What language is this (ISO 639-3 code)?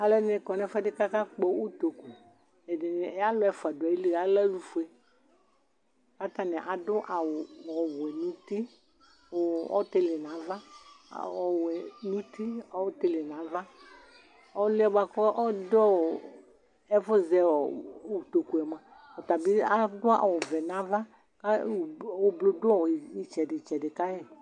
kpo